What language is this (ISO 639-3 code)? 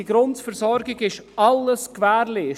gsw